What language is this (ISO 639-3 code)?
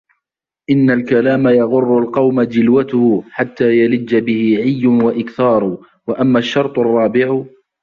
ara